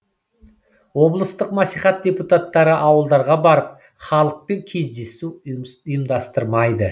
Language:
Kazakh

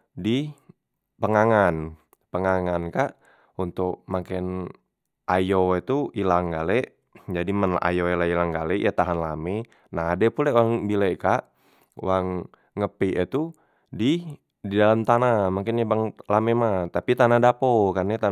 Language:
Musi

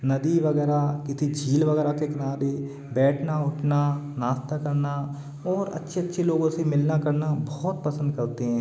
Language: Hindi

